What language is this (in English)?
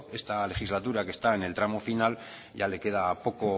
Spanish